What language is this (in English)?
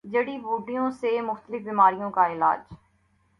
Urdu